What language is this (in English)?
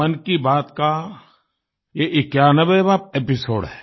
Hindi